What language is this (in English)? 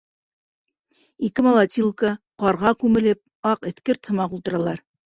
Bashkir